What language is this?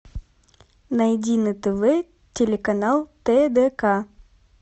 Russian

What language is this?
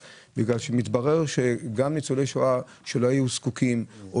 Hebrew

